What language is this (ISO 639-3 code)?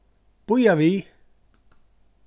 fao